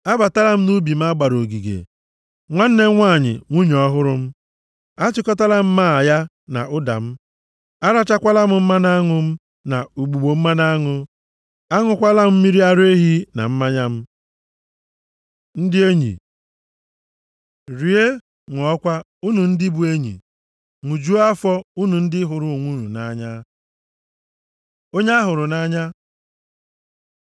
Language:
Igbo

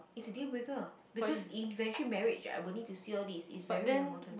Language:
English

